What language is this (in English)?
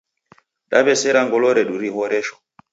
Taita